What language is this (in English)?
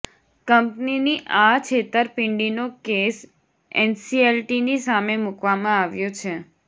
Gujarati